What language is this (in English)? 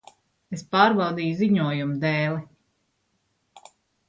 Latvian